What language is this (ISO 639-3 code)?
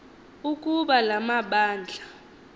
xho